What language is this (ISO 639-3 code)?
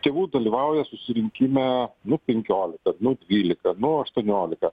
lit